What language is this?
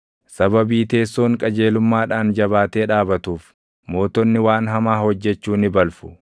Oromo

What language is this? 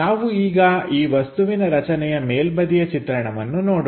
Kannada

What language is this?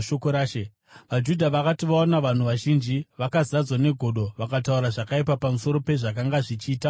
Shona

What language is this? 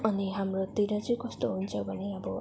Nepali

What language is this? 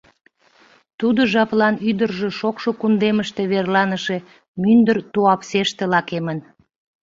Mari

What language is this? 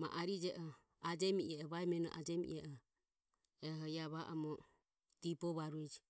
Ömie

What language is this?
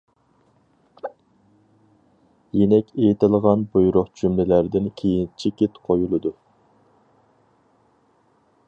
Uyghur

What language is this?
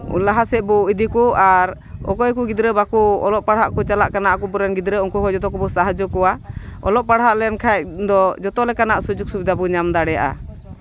Santali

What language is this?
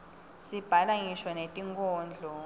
Swati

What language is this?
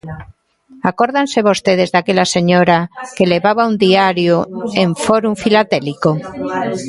Galician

